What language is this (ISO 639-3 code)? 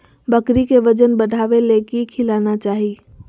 mag